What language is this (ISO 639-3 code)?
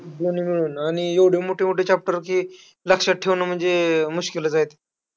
mar